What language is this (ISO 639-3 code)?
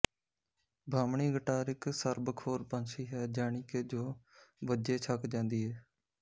pan